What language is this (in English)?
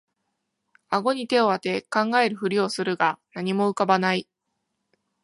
Japanese